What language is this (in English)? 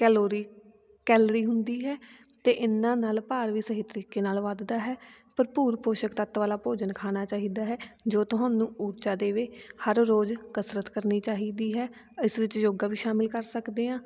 Punjabi